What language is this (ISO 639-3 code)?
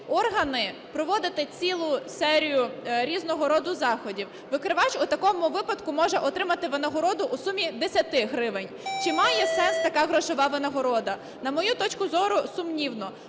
ukr